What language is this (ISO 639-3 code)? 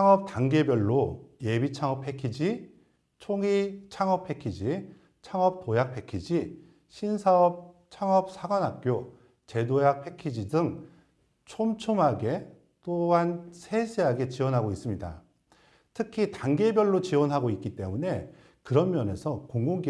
kor